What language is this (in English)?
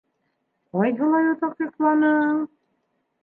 Bashkir